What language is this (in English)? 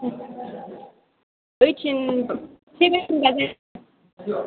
Bodo